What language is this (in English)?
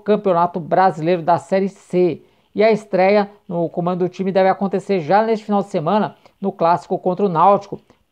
Portuguese